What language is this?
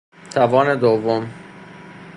Persian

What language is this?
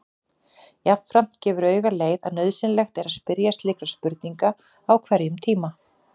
Icelandic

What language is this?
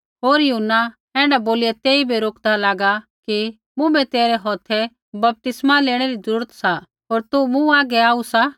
Kullu Pahari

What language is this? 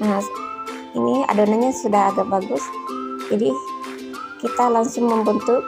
Indonesian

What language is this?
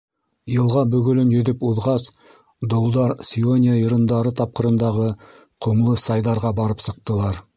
Bashkir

